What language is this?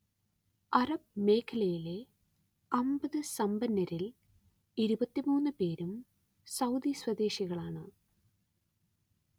Malayalam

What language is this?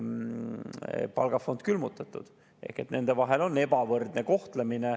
Estonian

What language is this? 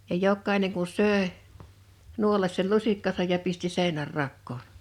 Finnish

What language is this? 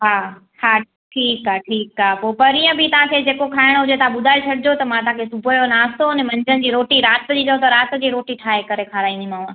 Sindhi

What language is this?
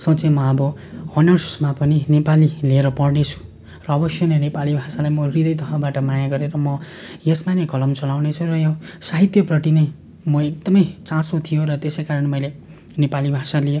Nepali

